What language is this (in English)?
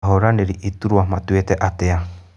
Kikuyu